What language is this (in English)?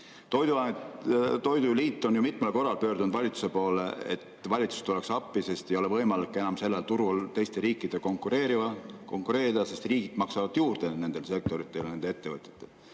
Estonian